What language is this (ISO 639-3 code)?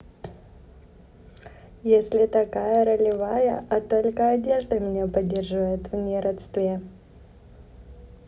rus